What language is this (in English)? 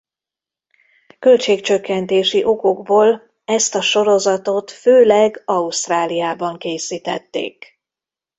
Hungarian